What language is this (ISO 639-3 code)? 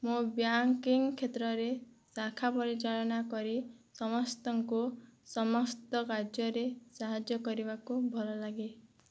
ori